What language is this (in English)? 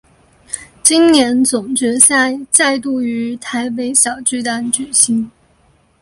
Chinese